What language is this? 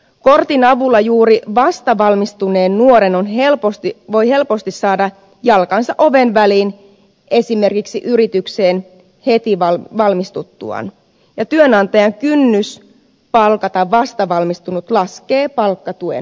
Finnish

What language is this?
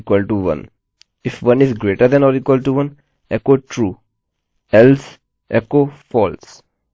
Hindi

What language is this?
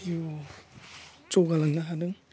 Bodo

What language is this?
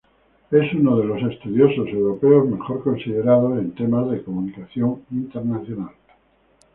Spanish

